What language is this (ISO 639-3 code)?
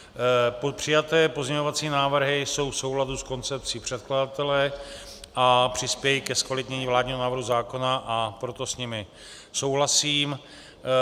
ces